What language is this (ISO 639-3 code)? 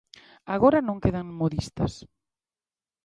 glg